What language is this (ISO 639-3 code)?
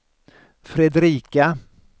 swe